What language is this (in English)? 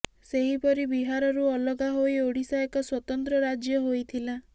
Odia